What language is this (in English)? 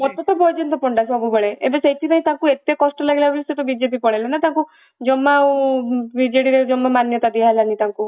Odia